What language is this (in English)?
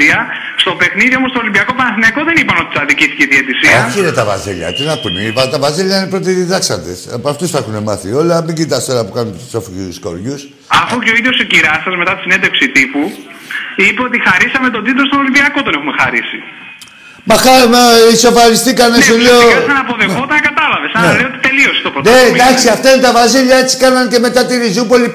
Greek